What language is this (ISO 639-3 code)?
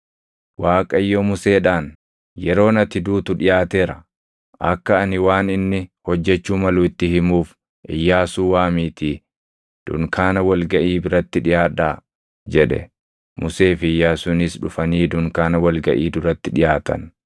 orm